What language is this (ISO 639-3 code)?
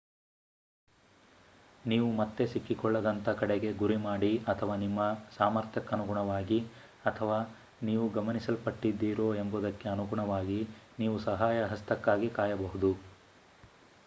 kan